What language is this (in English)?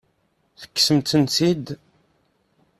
Kabyle